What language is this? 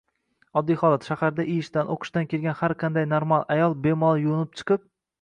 Uzbek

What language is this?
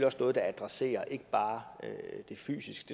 Danish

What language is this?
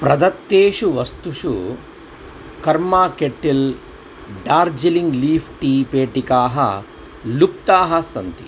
Sanskrit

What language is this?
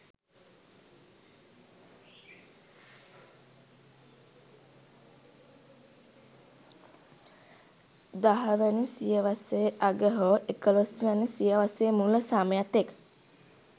Sinhala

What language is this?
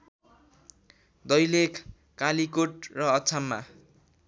Nepali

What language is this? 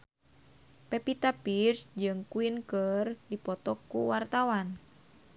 Sundanese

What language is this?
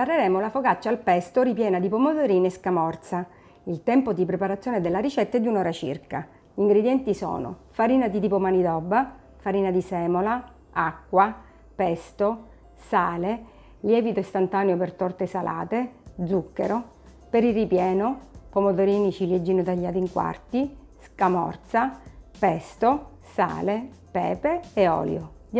Italian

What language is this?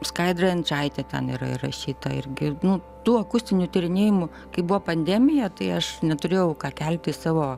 Lithuanian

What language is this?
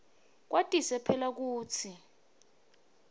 Swati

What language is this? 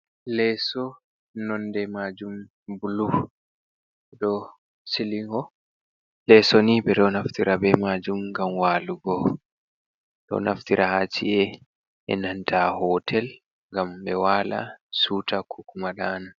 Fula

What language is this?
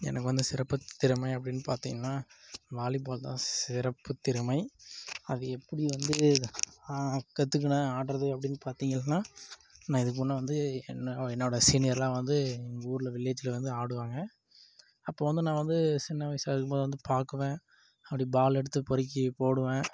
Tamil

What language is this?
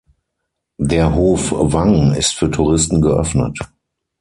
German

